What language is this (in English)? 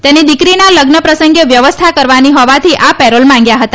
Gujarati